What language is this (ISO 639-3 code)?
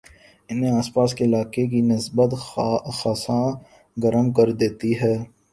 urd